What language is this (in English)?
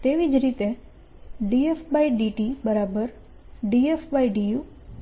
Gujarati